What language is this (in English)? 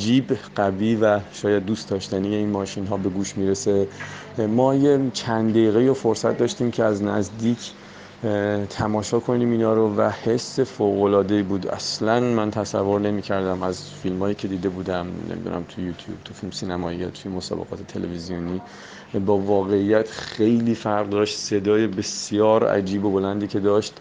Persian